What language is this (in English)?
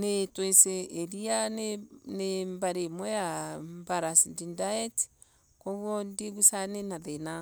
Embu